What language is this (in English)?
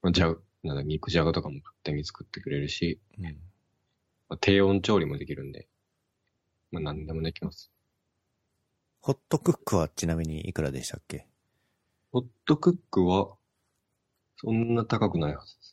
Japanese